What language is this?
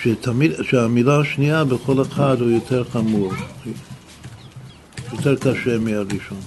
Hebrew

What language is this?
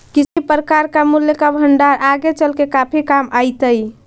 Magahi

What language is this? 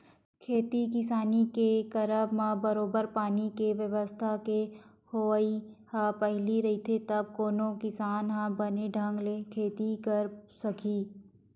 Chhattisgarhi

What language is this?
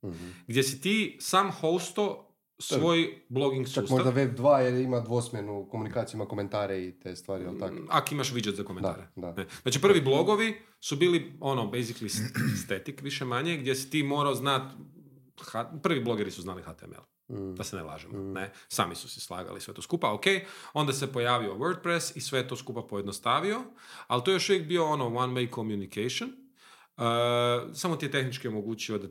Croatian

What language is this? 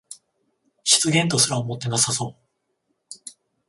Japanese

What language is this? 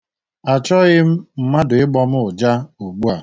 Igbo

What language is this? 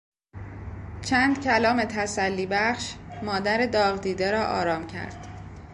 Persian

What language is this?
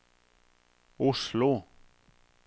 Norwegian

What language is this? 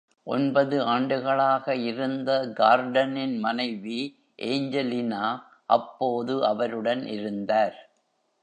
Tamil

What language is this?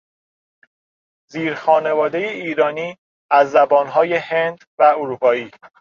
Persian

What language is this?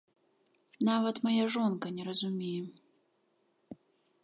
Belarusian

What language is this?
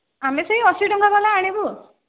Odia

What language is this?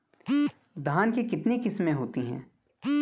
Hindi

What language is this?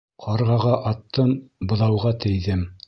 Bashkir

